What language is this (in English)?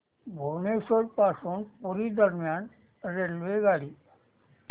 Marathi